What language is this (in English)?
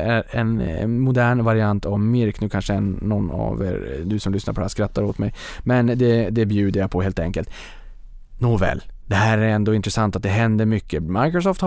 Swedish